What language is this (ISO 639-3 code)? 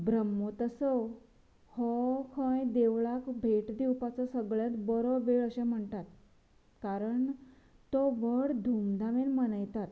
kok